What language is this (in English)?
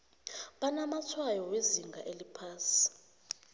South Ndebele